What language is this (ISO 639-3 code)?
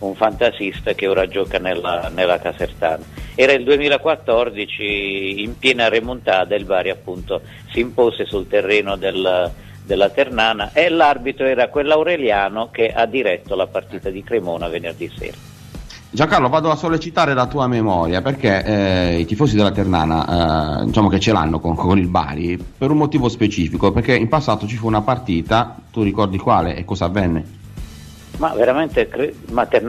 ita